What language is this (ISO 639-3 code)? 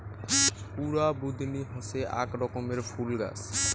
ben